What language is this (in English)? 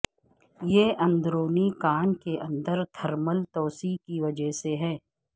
Urdu